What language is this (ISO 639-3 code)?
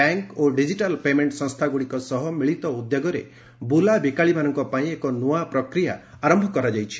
ori